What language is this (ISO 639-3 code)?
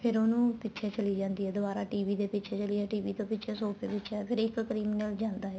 pan